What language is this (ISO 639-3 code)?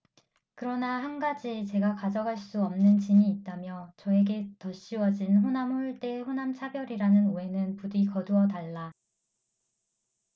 kor